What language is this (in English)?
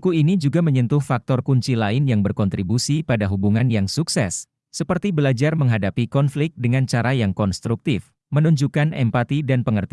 Indonesian